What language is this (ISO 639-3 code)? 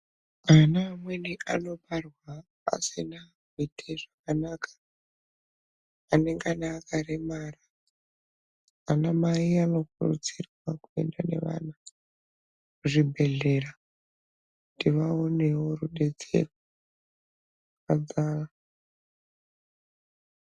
ndc